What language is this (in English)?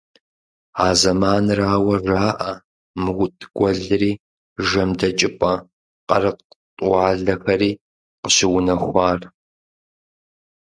Kabardian